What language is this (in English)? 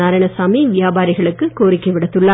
Tamil